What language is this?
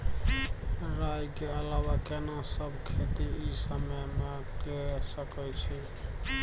Maithili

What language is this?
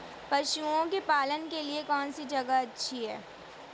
Hindi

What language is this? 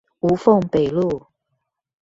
Chinese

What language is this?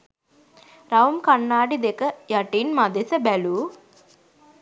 Sinhala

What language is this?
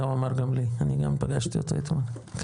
Hebrew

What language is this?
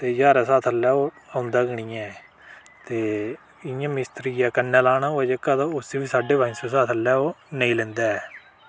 Dogri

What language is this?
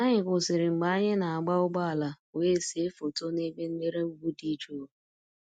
Igbo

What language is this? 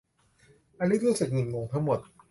Thai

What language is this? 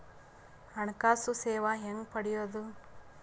Kannada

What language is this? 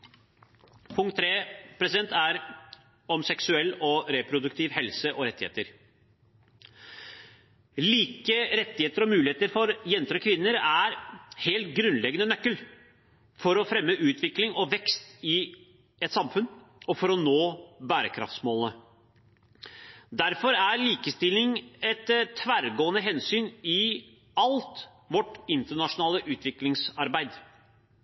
Norwegian Bokmål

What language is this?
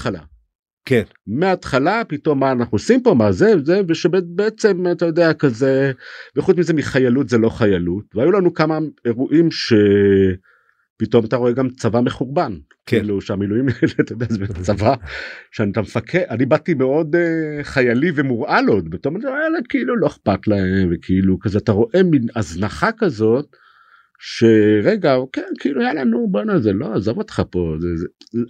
Hebrew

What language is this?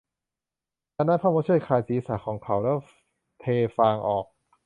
Thai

